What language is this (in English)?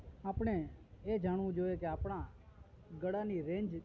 Gujarati